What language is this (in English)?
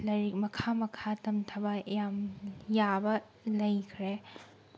Manipuri